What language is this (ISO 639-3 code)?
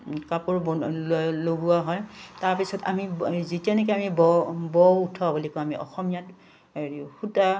asm